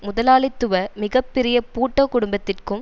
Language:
Tamil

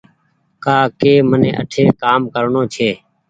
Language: Goaria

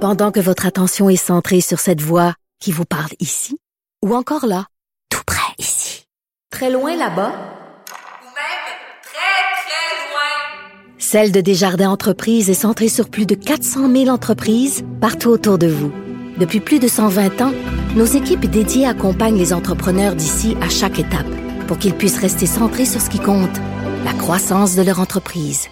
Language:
French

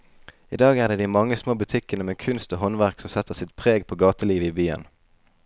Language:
Norwegian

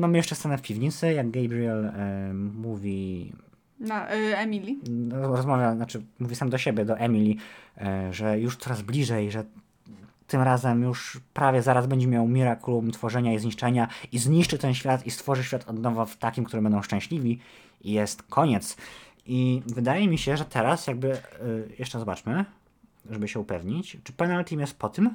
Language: Polish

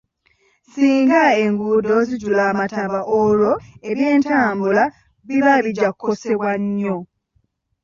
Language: Ganda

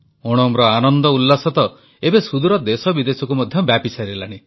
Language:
Odia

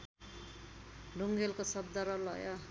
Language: Nepali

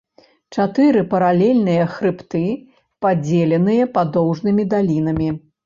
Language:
Belarusian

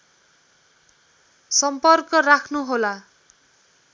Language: Nepali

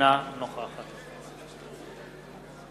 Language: Hebrew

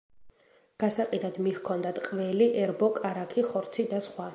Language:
Georgian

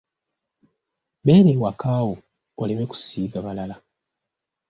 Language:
Ganda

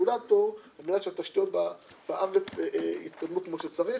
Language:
Hebrew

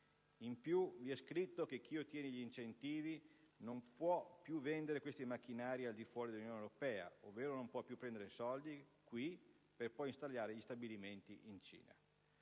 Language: Italian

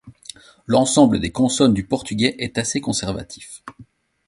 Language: French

